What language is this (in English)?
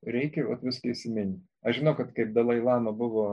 Lithuanian